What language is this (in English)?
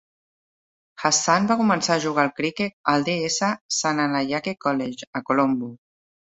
Catalan